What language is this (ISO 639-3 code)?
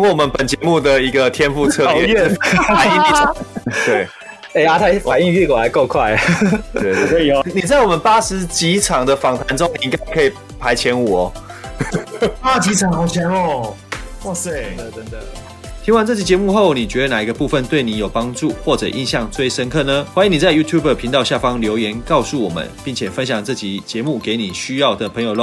zho